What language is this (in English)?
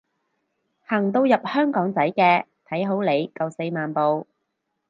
Cantonese